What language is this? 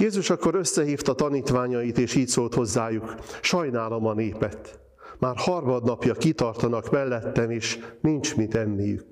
Hungarian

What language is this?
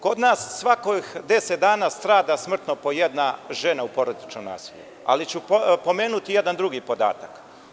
Serbian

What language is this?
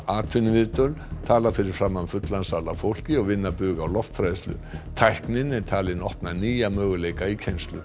Icelandic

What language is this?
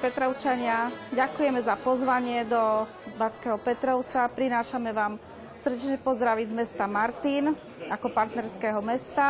Slovak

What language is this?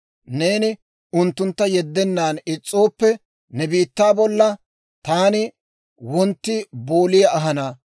Dawro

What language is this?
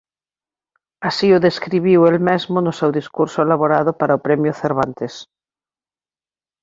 Galician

